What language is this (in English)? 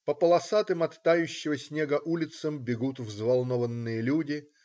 Russian